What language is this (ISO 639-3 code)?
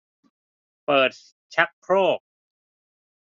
tha